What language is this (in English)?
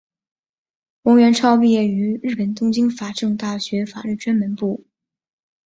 Chinese